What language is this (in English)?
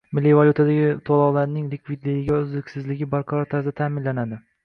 Uzbek